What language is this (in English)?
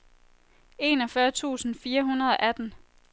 Danish